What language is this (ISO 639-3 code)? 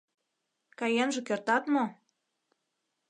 chm